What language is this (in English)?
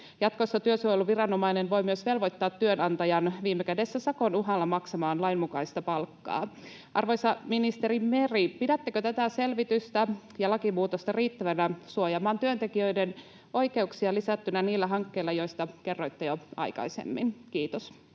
Finnish